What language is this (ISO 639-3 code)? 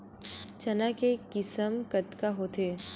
hne